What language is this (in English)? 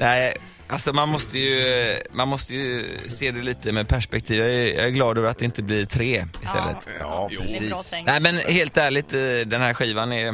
Swedish